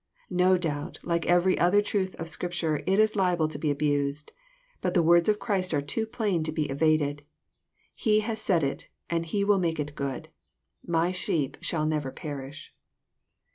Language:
English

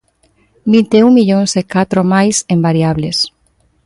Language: Galician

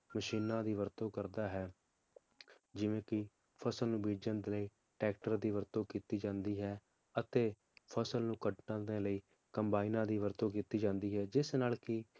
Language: Punjabi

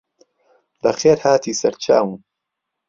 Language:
Central Kurdish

